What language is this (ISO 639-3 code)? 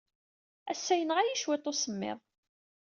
kab